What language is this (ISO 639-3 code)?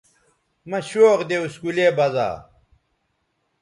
btv